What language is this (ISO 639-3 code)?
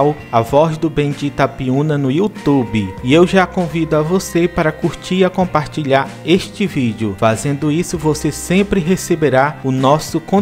por